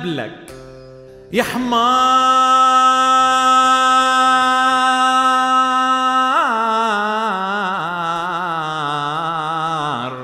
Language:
Arabic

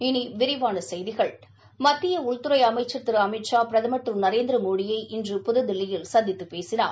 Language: Tamil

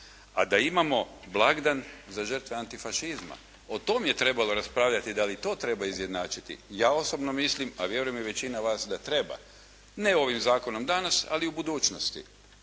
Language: Croatian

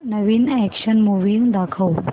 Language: Marathi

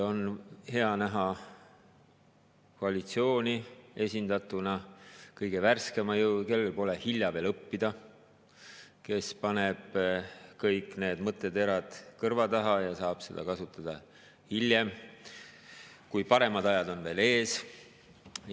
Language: Estonian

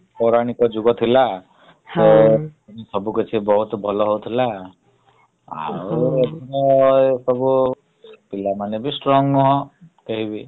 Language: Odia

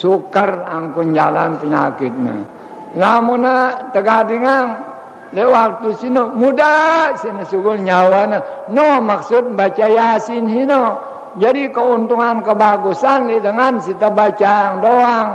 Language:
Indonesian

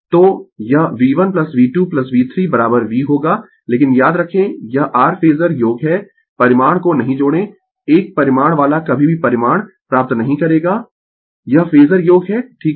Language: Hindi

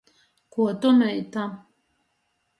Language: Latgalian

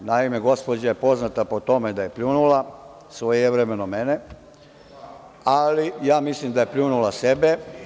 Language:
Serbian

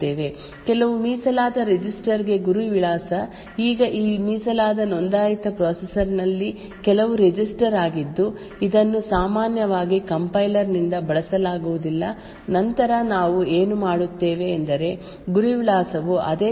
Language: Kannada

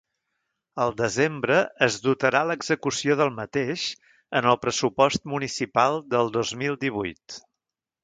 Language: Catalan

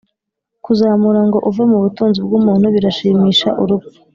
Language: Kinyarwanda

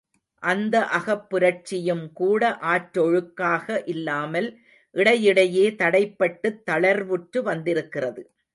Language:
Tamil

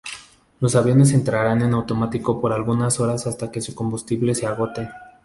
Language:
Spanish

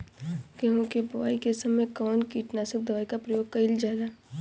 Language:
Bhojpuri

